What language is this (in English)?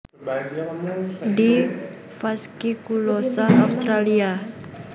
Javanese